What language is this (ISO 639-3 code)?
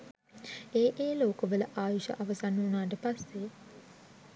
sin